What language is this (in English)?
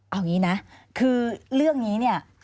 Thai